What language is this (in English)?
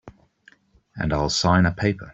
English